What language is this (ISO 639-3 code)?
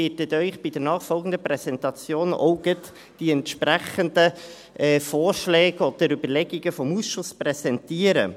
gsw